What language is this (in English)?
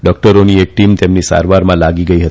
Gujarati